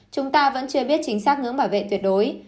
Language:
Vietnamese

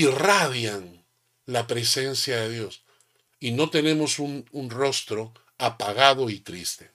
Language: Spanish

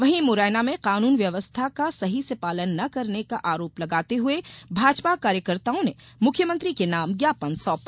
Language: Hindi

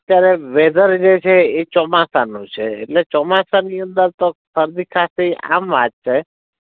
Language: Gujarati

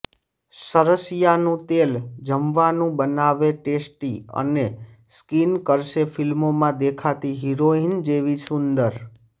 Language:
Gujarati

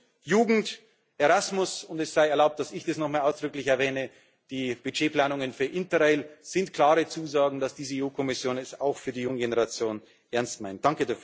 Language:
German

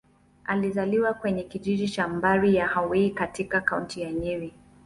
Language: Swahili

